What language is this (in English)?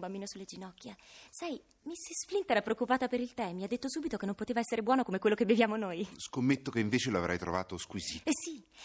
Italian